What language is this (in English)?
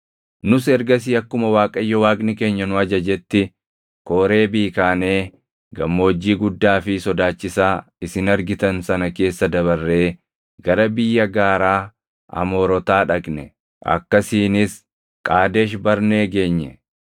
Oromo